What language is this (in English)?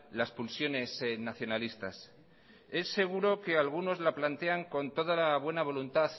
Spanish